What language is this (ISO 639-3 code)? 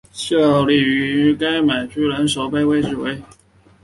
zho